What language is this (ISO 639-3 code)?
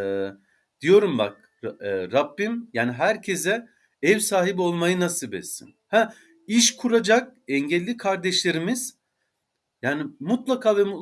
tur